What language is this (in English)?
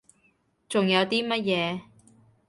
Cantonese